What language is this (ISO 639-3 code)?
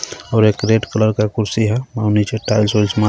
hin